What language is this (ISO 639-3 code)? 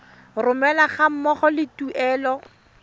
tsn